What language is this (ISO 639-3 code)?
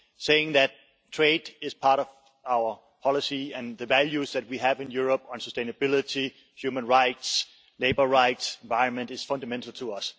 eng